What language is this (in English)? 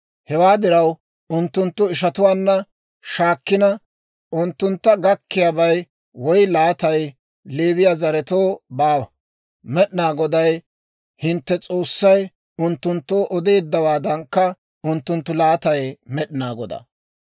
Dawro